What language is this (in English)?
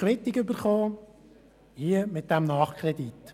Swiss German